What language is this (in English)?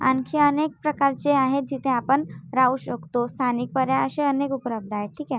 Marathi